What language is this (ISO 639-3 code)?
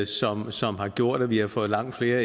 dan